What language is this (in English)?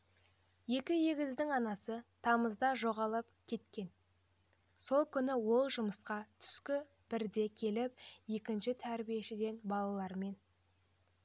Kazakh